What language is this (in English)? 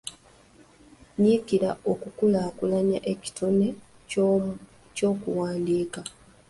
Ganda